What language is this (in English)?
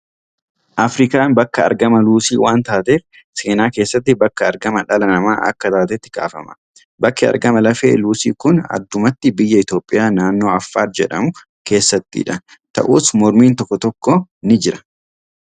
Oromo